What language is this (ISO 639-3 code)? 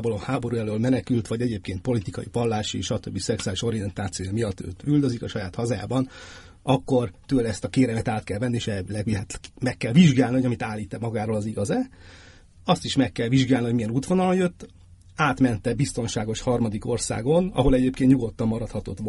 hun